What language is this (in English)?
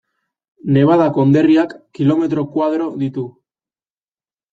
Basque